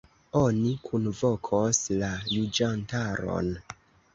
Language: Esperanto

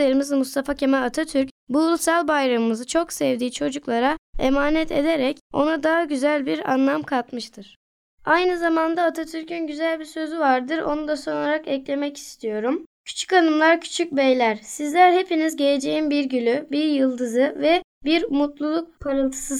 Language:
Turkish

